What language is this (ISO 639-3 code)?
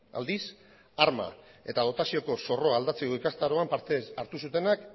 eus